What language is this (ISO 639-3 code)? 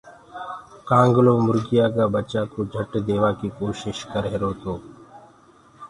ggg